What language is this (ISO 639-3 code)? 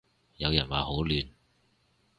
yue